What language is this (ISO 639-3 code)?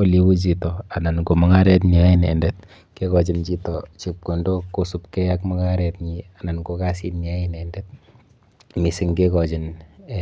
kln